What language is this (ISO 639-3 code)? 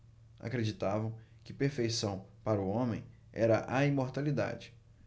por